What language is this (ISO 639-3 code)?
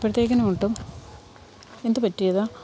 mal